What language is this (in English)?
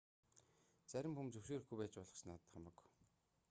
Mongolian